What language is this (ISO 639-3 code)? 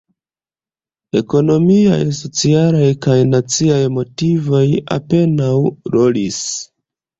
epo